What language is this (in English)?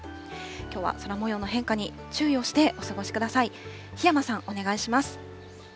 Japanese